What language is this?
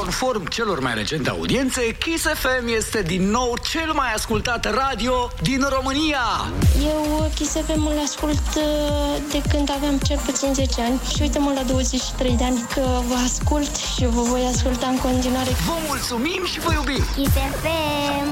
Romanian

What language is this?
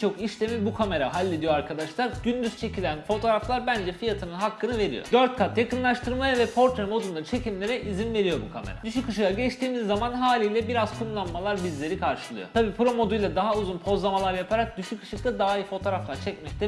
Turkish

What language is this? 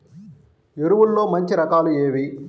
Telugu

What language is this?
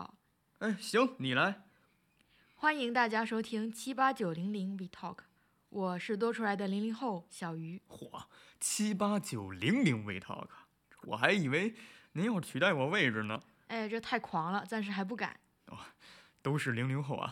Chinese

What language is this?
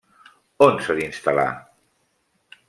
Catalan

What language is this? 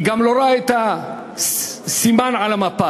Hebrew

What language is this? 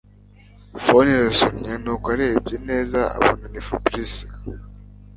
Kinyarwanda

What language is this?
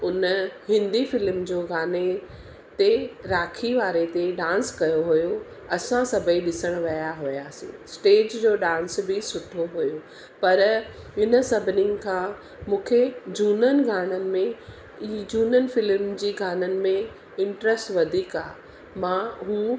Sindhi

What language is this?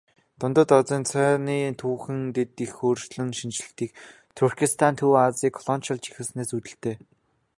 Mongolian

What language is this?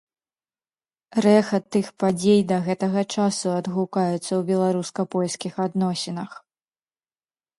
Belarusian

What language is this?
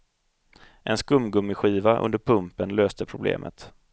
Swedish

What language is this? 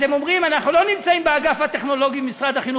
Hebrew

